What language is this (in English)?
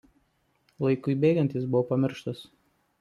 Lithuanian